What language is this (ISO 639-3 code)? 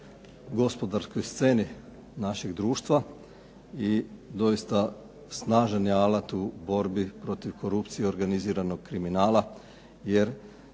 hrv